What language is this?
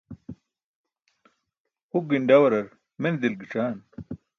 Burushaski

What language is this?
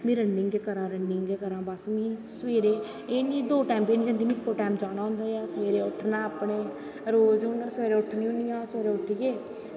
Dogri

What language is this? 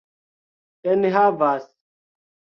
Esperanto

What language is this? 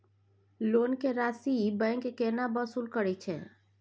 Maithili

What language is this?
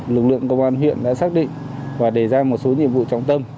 Vietnamese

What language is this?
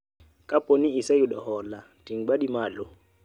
Luo (Kenya and Tanzania)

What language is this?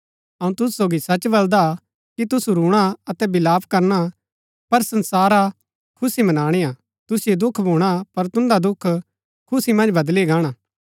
Gaddi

